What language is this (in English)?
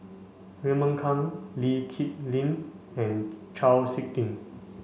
English